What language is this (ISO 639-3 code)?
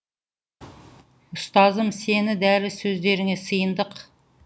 kaz